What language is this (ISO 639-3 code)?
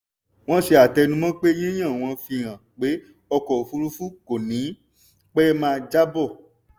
yor